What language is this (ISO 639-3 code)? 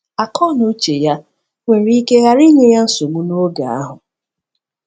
ibo